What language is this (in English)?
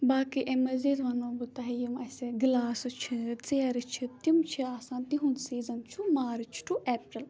Kashmiri